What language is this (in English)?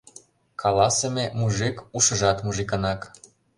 Mari